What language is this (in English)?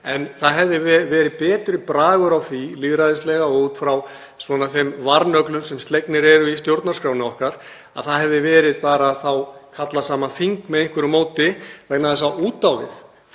Icelandic